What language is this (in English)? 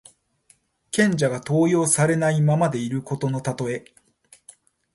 Japanese